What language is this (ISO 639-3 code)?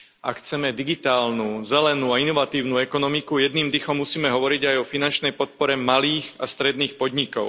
slk